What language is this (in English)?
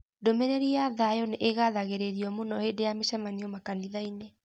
Kikuyu